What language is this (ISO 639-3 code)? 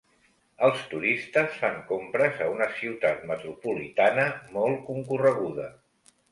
cat